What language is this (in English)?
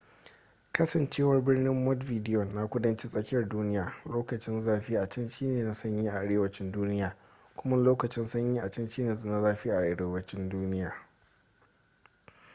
Hausa